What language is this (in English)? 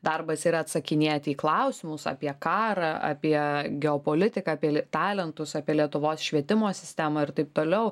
Lithuanian